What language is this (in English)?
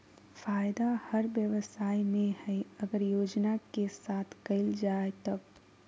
Magahi